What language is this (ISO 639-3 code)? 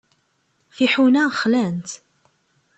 kab